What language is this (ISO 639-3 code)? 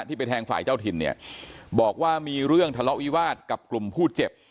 tha